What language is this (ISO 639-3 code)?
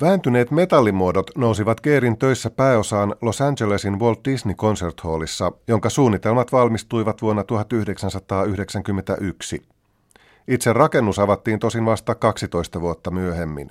fin